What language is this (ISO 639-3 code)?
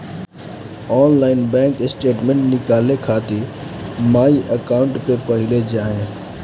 bho